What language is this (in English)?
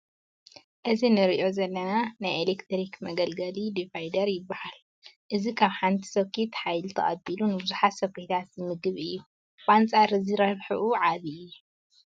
Tigrinya